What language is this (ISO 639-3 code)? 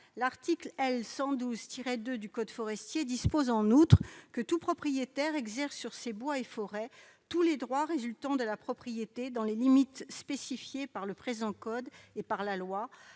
fra